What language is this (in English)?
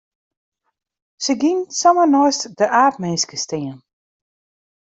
Western Frisian